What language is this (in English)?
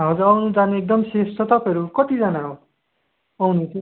Nepali